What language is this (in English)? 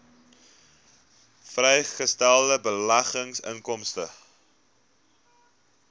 Afrikaans